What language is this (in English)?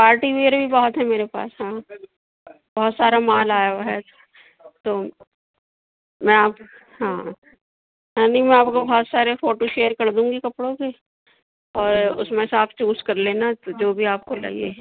Urdu